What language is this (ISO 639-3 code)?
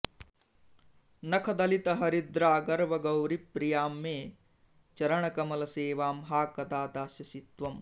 san